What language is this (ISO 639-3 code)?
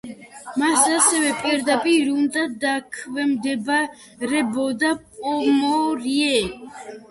kat